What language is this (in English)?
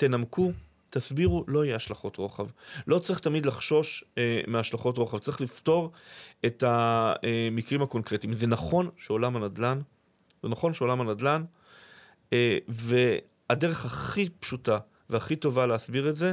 Hebrew